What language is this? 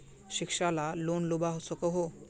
Magahi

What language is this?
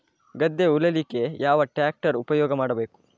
Kannada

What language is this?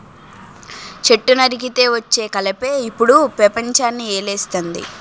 Telugu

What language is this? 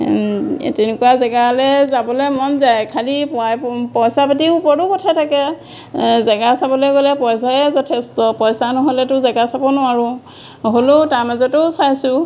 Assamese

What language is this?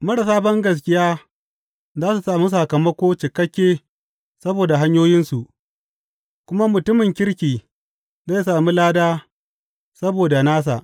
Hausa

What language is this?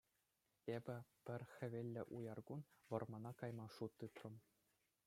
Chuvash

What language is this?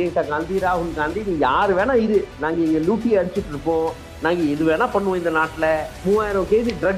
Tamil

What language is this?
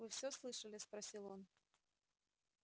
Russian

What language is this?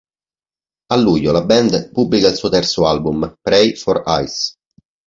Italian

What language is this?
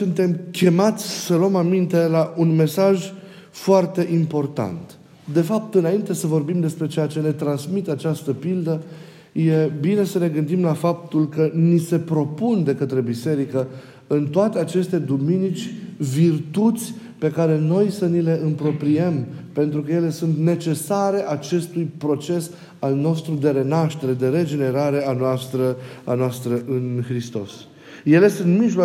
Romanian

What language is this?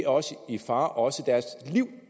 Danish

